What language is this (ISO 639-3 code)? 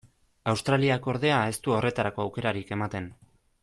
eus